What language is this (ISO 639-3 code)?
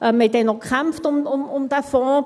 gsw